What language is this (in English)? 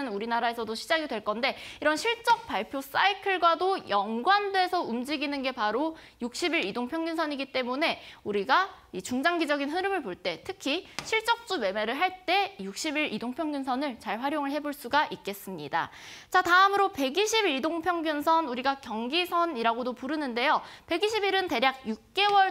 Korean